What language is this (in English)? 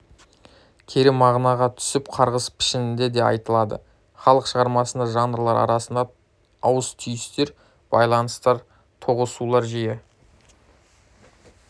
Kazakh